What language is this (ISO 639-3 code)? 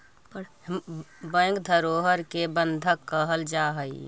mag